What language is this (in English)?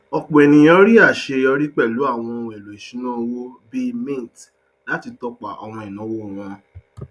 Yoruba